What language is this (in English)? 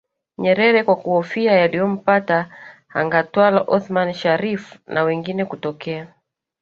Swahili